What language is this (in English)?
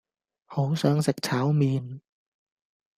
Cantonese